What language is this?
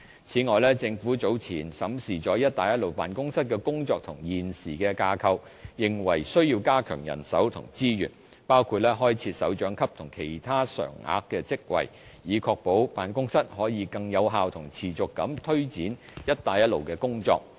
Cantonese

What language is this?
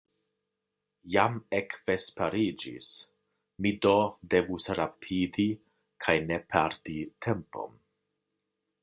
Esperanto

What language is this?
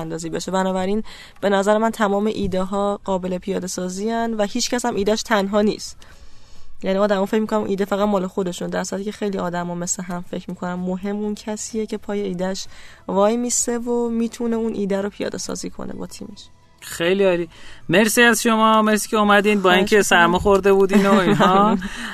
Persian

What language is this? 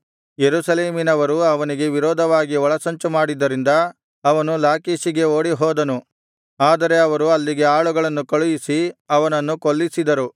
Kannada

